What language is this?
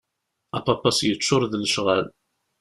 Kabyle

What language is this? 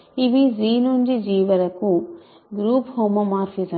Telugu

